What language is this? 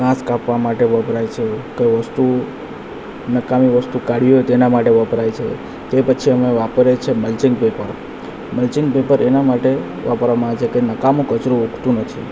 Gujarati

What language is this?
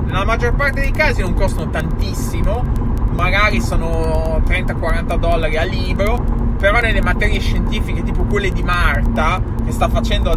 Italian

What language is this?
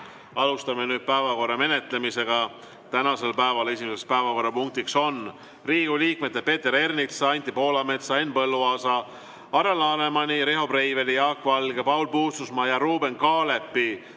Estonian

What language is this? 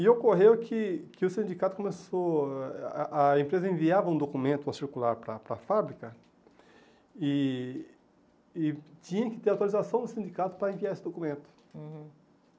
Portuguese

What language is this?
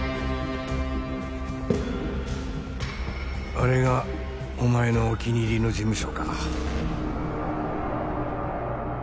Japanese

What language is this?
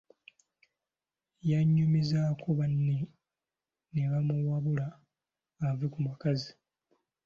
Ganda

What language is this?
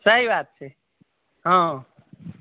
Maithili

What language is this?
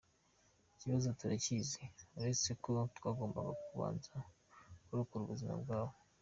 Kinyarwanda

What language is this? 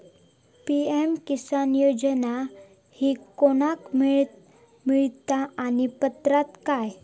Marathi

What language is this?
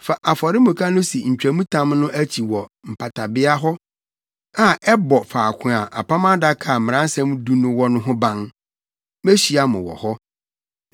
Akan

